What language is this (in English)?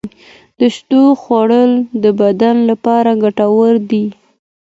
Pashto